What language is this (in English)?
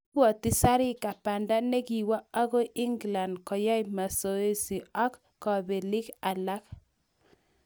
Kalenjin